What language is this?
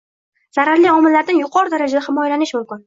Uzbek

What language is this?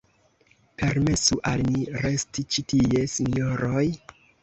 Esperanto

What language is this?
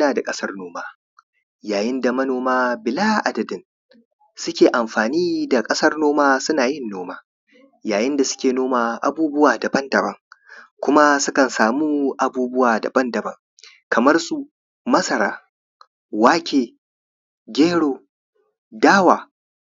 Hausa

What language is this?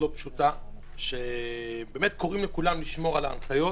Hebrew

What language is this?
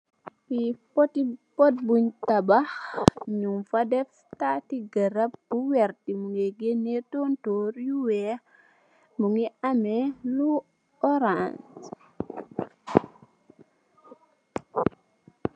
Wolof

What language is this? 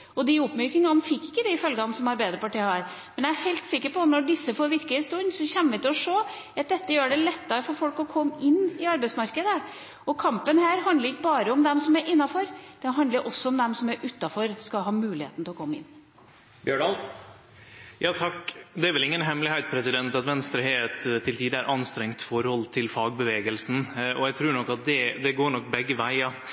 Norwegian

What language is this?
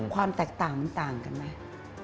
Thai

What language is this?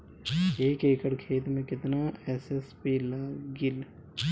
Bhojpuri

